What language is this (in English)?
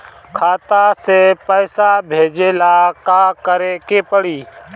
Bhojpuri